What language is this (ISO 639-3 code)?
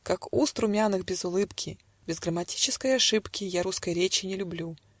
rus